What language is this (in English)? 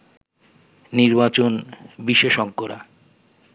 Bangla